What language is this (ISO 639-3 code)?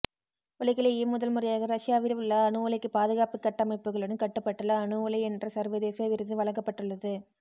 tam